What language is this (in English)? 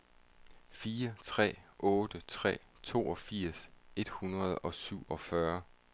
Danish